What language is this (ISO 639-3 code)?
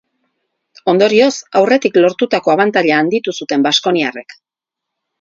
eus